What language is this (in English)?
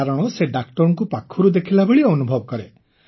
Odia